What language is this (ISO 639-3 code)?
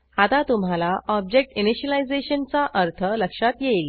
mar